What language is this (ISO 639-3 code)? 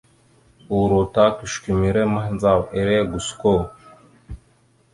mxu